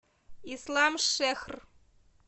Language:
Russian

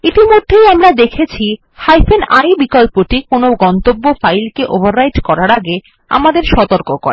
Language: Bangla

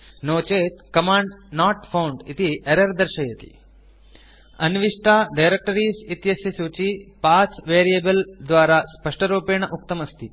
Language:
Sanskrit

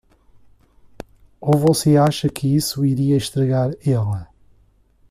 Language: Portuguese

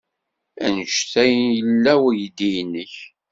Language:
Kabyle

